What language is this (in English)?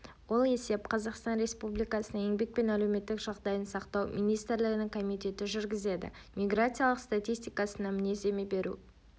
Kazakh